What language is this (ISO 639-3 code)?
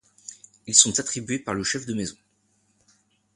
fra